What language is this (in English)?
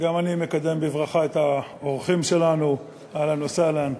Hebrew